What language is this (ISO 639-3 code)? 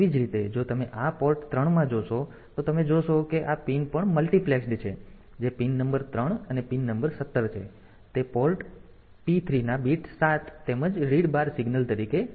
guj